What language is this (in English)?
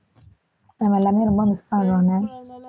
Tamil